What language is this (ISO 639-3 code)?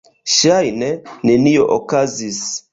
epo